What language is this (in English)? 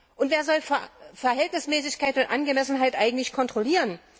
German